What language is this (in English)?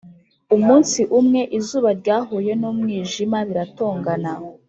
Kinyarwanda